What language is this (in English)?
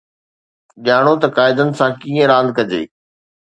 Sindhi